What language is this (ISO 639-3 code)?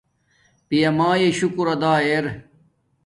dmk